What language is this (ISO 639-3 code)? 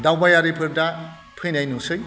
brx